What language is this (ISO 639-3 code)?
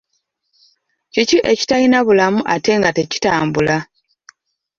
lug